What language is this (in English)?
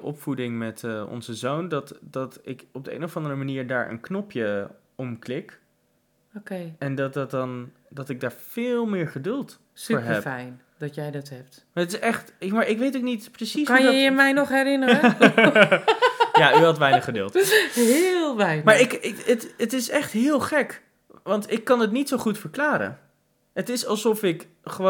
Dutch